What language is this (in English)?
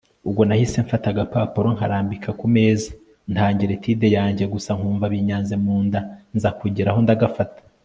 Kinyarwanda